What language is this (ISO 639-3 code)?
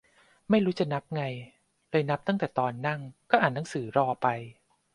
tha